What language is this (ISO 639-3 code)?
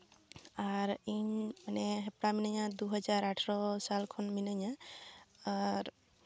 sat